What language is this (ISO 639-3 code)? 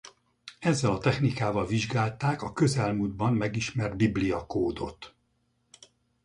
hun